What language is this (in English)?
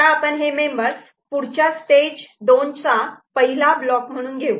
Marathi